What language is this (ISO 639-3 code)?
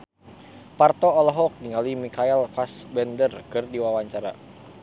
sun